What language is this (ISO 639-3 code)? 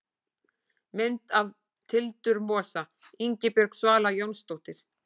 isl